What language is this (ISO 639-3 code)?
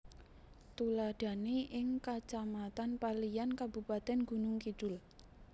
jav